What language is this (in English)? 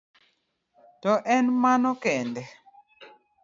Luo (Kenya and Tanzania)